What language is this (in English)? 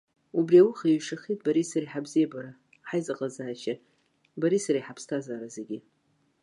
Abkhazian